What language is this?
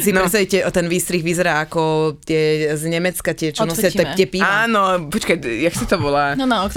Slovak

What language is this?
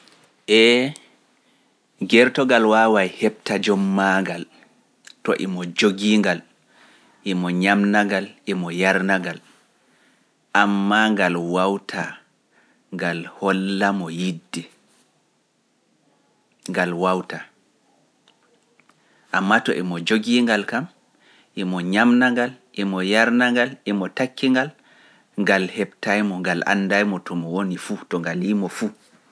Pular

